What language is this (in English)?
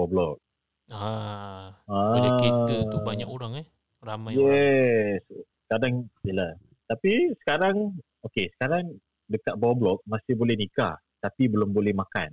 Malay